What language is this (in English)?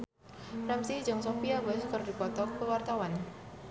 Sundanese